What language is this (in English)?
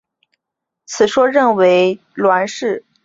Chinese